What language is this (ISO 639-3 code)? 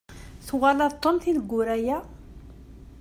kab